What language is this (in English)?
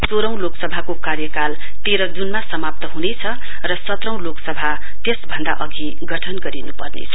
Nepali